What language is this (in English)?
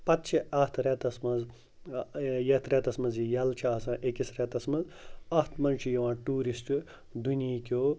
Kashmiri